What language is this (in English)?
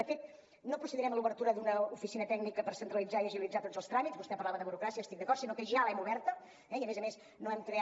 Catalan